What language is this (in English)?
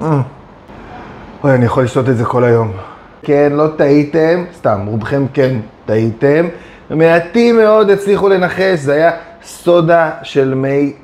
Hebrew